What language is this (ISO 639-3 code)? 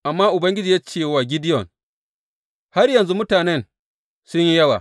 hau